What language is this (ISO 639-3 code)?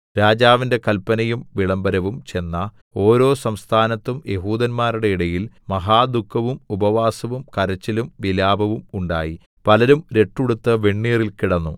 mal